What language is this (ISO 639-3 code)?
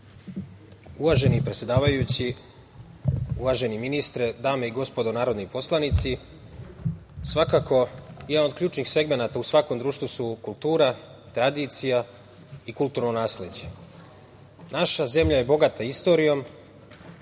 srp